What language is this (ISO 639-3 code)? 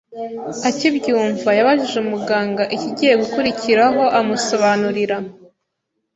kin